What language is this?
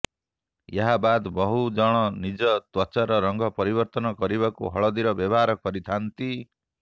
Odia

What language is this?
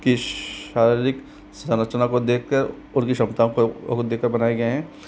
Hindi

